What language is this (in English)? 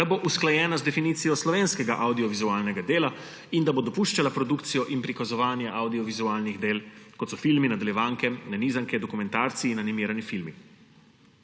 Slovenian